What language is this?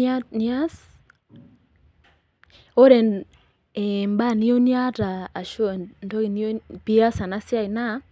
Masai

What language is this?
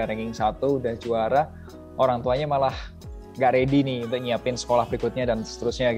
Indonesian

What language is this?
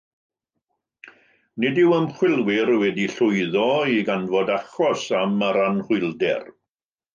Welsh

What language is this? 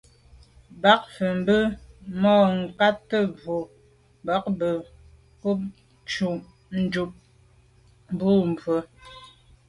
Medumba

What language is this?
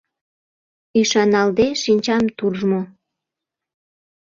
Mari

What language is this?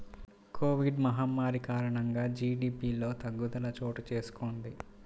Telugu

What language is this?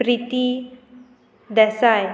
Konkani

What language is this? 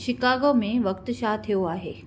Sindhi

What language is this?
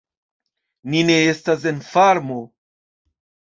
Esperanto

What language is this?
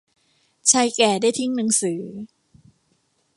Thai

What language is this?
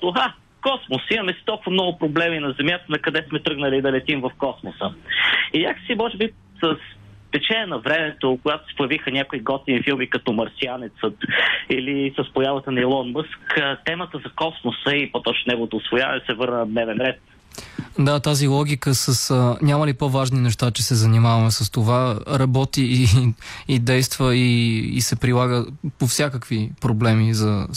Bulgarian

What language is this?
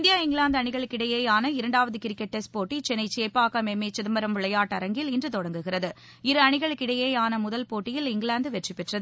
Tamil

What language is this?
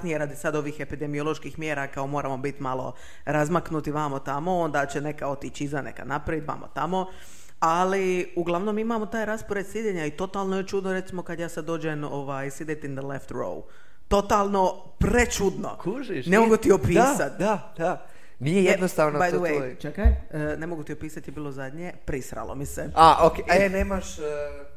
Croatian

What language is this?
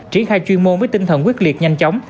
Vietnamese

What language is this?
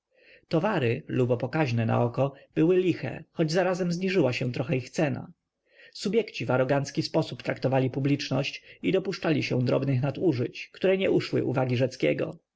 Polish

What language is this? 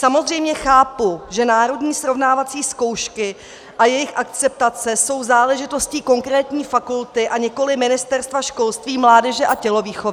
Czech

